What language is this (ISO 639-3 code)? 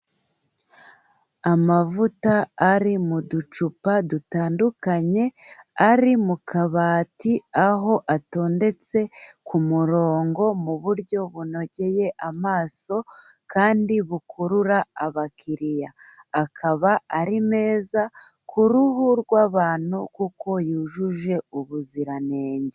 kin